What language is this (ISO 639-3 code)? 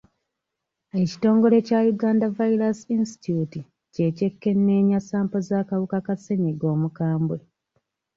lug